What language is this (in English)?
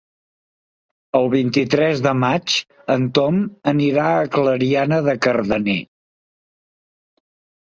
Catalan